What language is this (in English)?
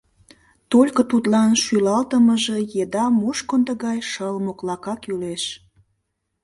Mari